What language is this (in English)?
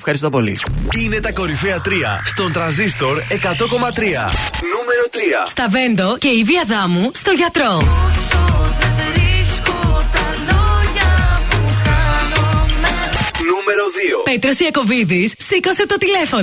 Greek